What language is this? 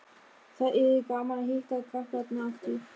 Icelandic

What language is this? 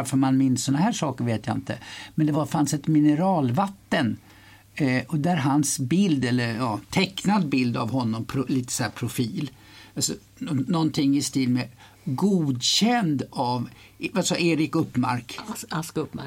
Swedish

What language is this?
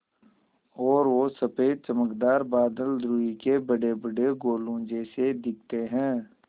Hindi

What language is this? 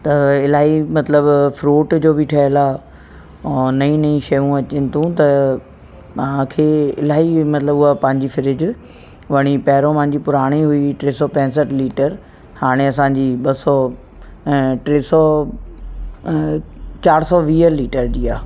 Sindhi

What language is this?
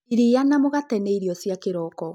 Kikuyu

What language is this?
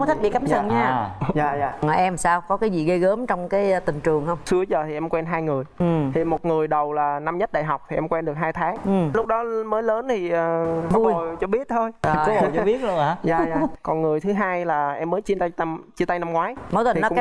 Vietnamese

